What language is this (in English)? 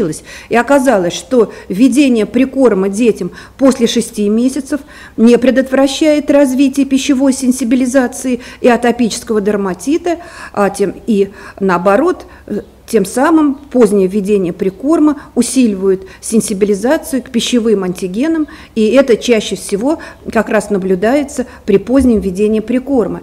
Russian